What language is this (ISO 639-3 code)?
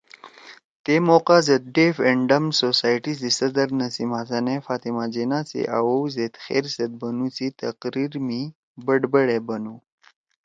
trw